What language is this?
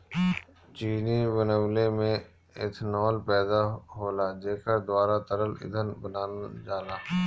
Bhojpuri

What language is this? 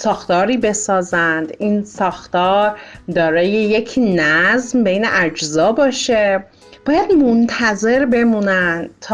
Persian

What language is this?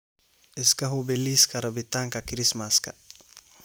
Somali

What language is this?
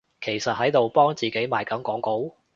Cantonese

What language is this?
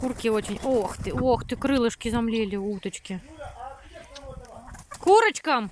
Russian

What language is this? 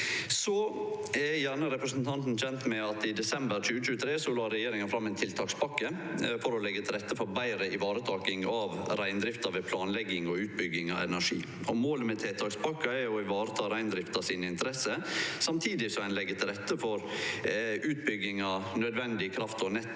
Norwegian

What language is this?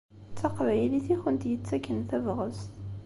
Kabyle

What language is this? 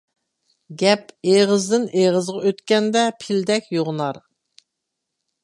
Uyghur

